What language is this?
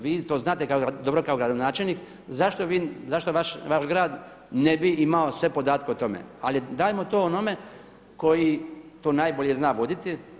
Croatian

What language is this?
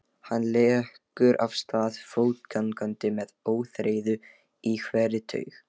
Icelandic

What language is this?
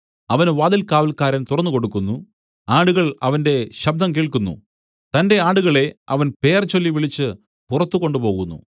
Malayalam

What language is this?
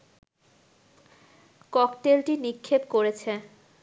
Bangla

